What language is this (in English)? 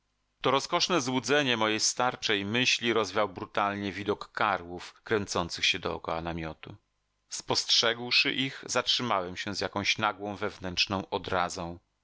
Polish